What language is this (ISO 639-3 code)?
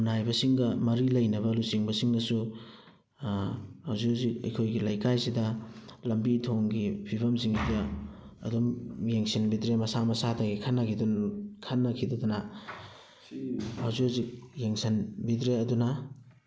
mni